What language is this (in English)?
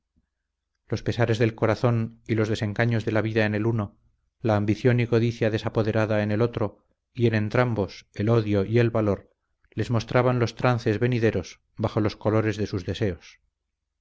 Spanish